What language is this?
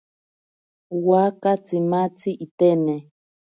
Ashéninka Perené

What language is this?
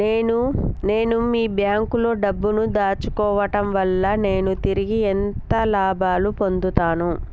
Telugu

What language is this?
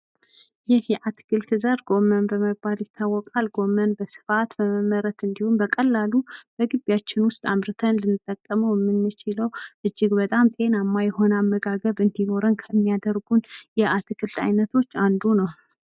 Amharic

